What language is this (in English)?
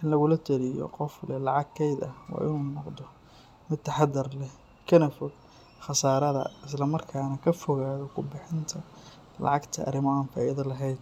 Somali